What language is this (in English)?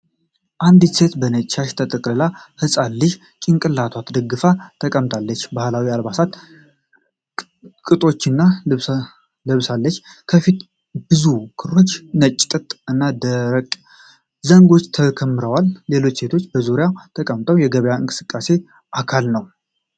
Amharic